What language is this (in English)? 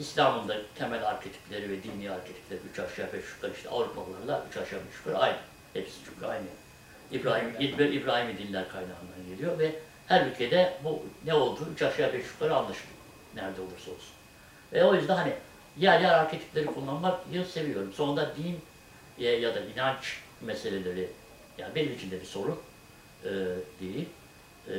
Turkish